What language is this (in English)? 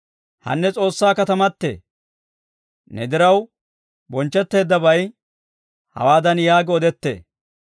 Dawro